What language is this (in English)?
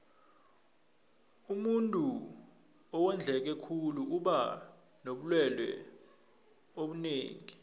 South Ndebele